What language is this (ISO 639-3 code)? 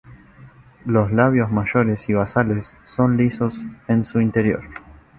spa